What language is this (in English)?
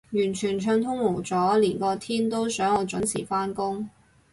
Cantonese